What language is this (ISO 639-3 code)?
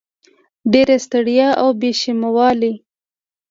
pus